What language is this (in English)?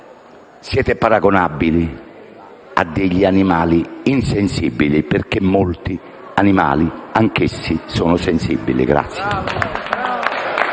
Italian